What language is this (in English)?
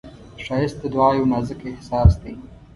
Pashto